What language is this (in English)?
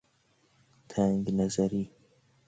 Persian